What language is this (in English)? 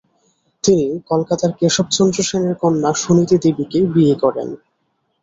Bangla